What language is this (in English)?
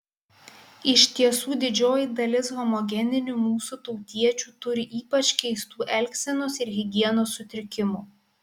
Lithuanian